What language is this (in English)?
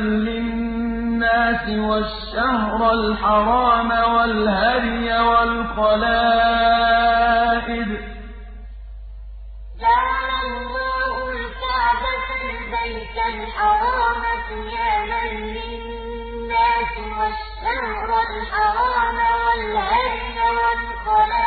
Arabic